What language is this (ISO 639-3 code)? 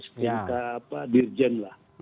ind